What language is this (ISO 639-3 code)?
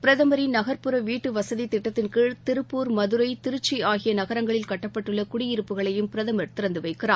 tam